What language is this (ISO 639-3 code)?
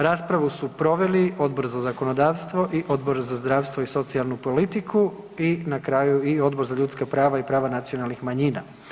hrv